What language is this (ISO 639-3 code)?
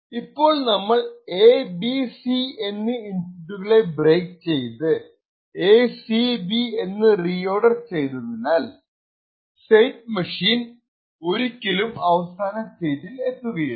mal